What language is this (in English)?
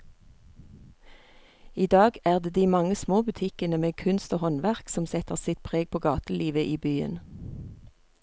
Norwegian